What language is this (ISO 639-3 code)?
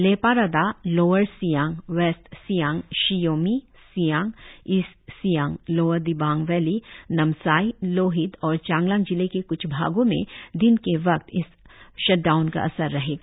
hin